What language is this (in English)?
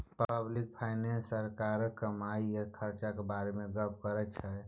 Maithili